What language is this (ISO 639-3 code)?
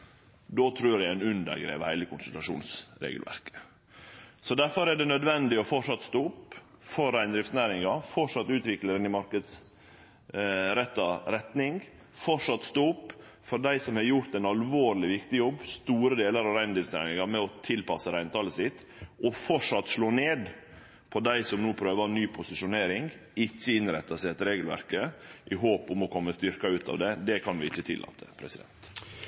nno